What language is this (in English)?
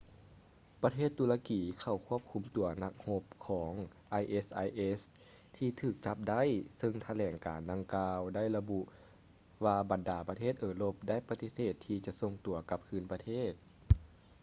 Lao